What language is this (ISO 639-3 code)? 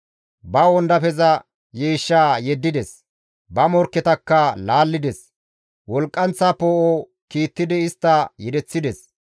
gmv